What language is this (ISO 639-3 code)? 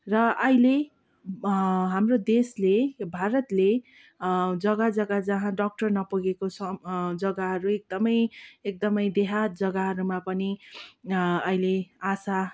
nep